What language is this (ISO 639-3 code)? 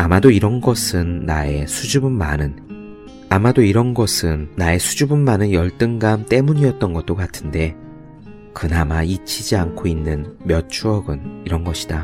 kor